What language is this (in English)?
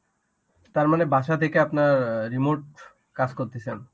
Bangla